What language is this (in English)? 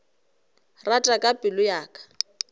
Northern Sotho